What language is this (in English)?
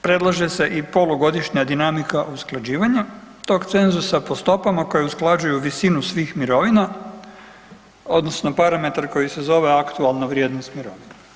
Croatian